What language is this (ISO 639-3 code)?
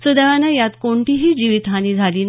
mar